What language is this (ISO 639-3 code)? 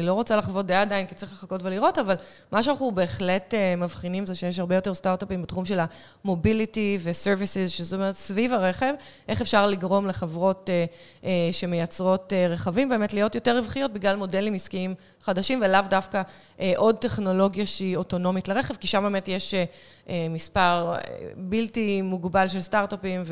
heb